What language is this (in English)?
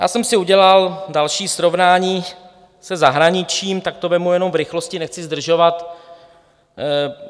Czech